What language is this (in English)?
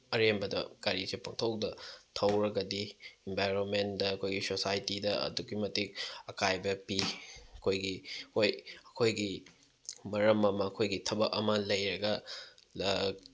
Manipuri